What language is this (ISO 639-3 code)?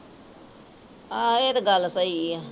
pan